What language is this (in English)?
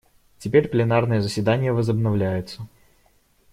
Russian